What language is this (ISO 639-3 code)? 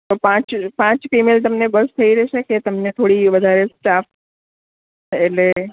guj